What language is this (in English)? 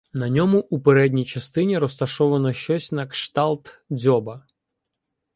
Ukrainian